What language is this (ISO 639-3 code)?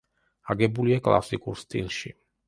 kat